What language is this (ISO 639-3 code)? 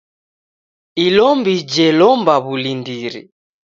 dav